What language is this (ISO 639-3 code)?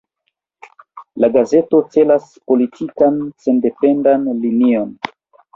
epo